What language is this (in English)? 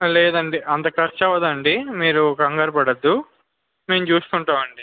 Telugu